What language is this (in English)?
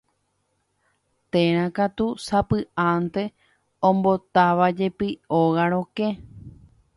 Guarani